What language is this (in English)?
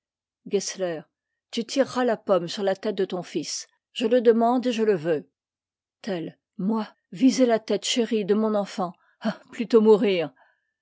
French